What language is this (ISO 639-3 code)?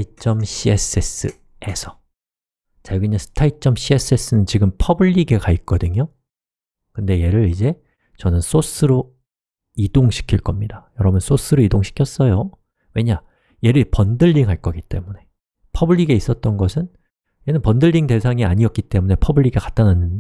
kor